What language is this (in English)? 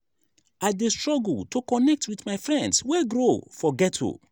Nigerian Pidgin